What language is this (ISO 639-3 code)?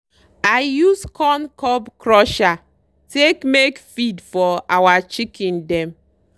pcm